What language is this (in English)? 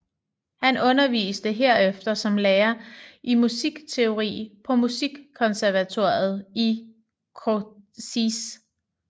Danish